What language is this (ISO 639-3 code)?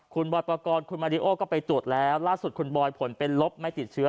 tha